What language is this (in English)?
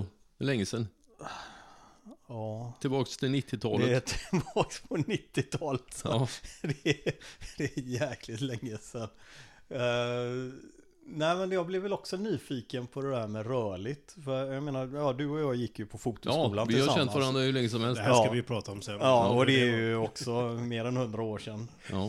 Swedish